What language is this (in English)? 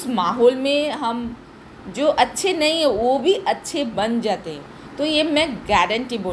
Hindi